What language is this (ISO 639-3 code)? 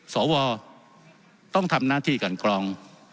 tha